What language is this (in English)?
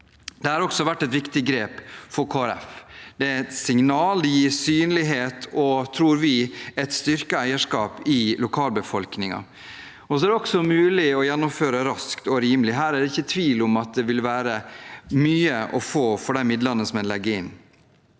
Norwegian